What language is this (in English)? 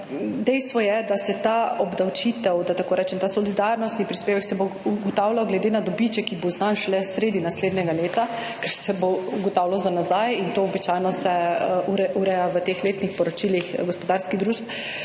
Slovenian